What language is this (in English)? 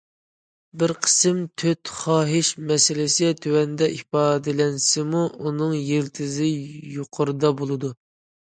Uyghur